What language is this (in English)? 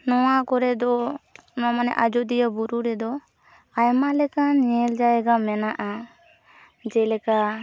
Santali